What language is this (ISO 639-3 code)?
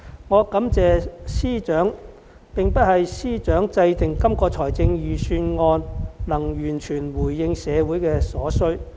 yue